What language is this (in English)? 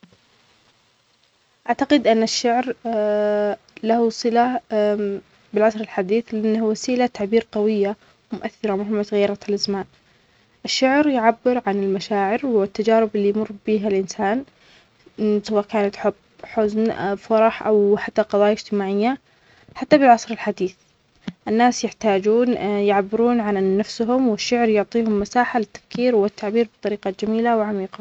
Omani Arabic